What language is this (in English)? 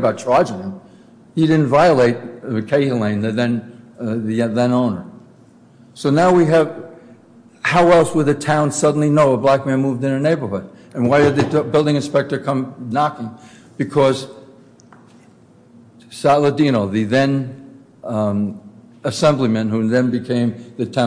English